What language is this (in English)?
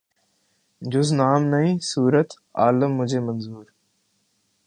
Urdu